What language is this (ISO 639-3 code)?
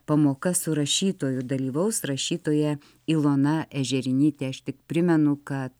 lit